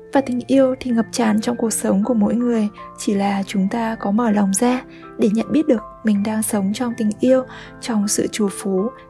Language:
Vietnamese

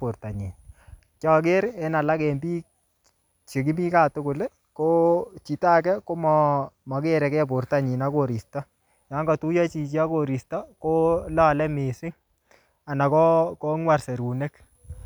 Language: Kalenjin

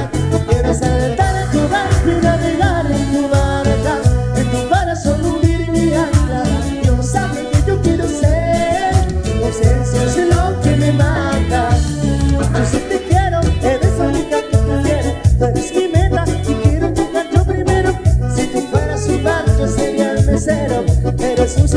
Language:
Indonesian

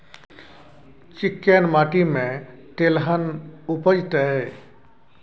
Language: Maithili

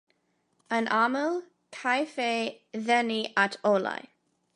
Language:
Welsh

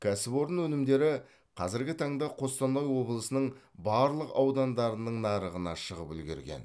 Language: Kazakh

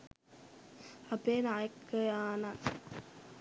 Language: Sinhala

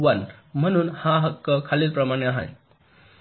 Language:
Marathi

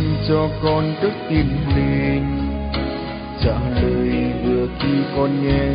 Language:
Vietnamese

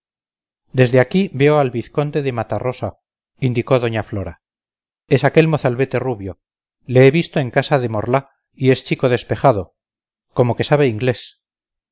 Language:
Spanish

